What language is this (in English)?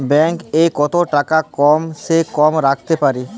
Bangla